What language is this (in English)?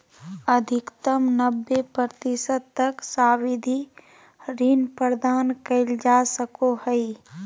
Magahi